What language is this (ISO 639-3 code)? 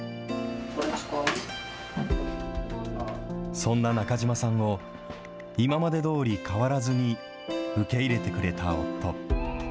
jpn